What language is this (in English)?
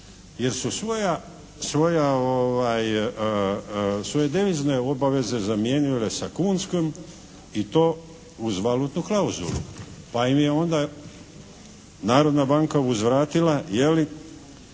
Croatian